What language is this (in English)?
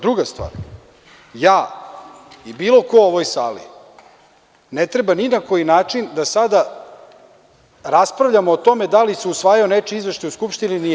Serbian